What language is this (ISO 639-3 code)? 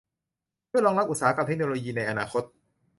tha